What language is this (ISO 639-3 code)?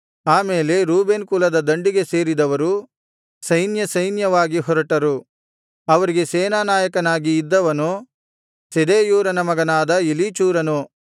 kan